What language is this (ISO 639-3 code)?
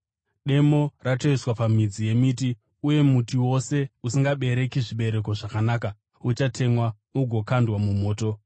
sna